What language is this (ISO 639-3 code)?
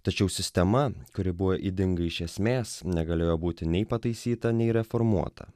lit